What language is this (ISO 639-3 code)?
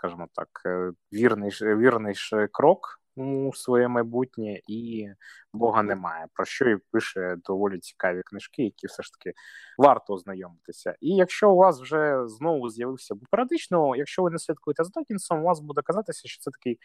ukr